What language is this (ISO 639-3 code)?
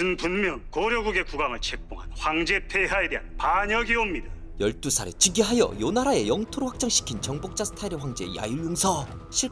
kor